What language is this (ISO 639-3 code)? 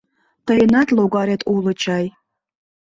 chm